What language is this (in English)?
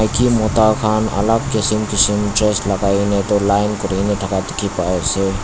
Naga Pidgin